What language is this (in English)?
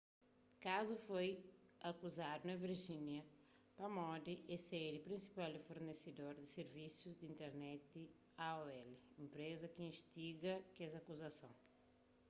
Kabuverdianu